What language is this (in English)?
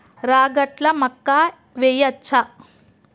Telugu